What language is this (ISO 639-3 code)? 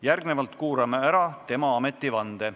est